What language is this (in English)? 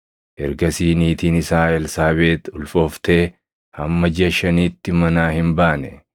Oromo